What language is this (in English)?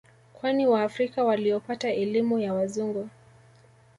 Swahili